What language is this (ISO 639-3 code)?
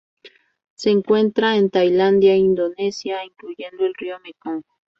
spa